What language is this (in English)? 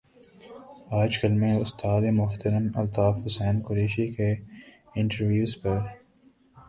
Urdu